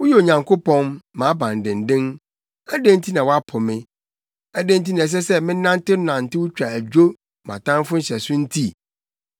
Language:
Akan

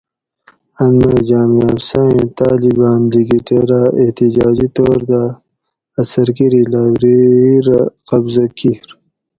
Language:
Gawri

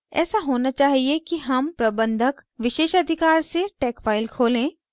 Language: Hindi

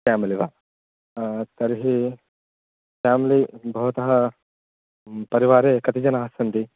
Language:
Sanskrit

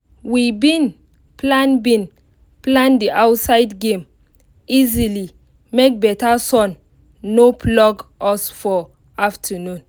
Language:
Nigerian Pidgin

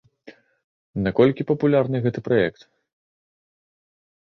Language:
Belarusian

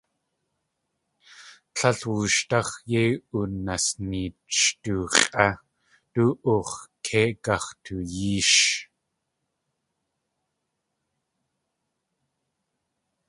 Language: Tlingit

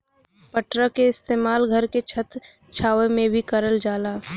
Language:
Bhojpuri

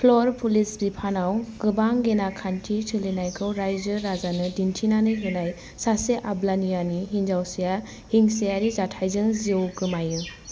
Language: Bodo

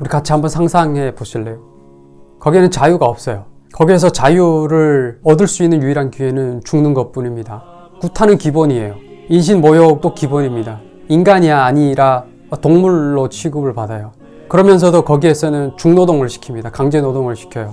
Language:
Korean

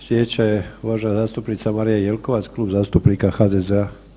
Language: Croatian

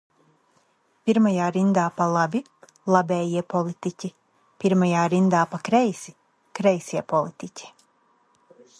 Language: Latvian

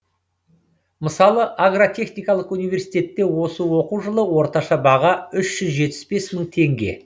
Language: Kazakh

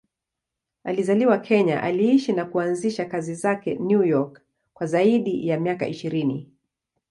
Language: Swahili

